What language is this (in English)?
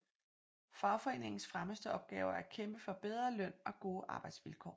Danish